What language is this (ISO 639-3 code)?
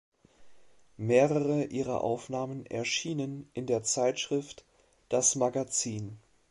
deu